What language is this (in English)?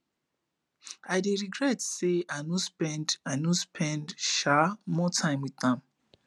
Nigerian Pidgin